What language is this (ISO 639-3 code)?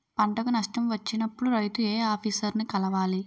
tel